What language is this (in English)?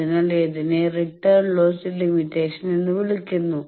Malayalam